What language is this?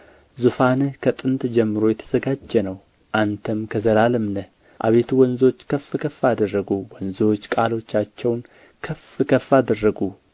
Amharic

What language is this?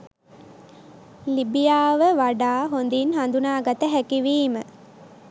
Sinhala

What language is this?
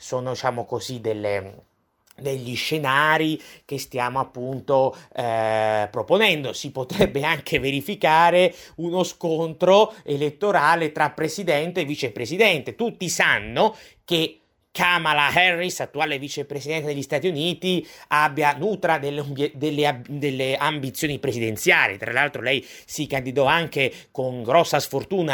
Italian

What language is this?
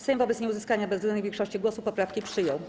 Polish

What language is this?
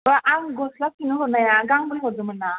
Bodo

